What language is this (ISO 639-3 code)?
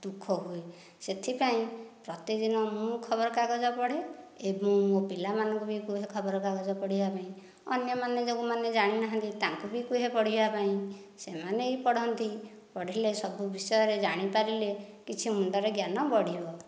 ori